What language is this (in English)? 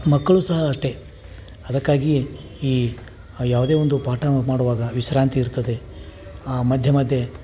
Kannada